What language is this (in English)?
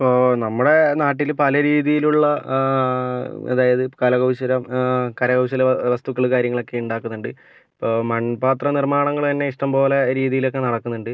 Malayalam